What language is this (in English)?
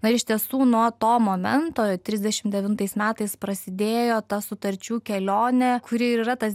Lithuanian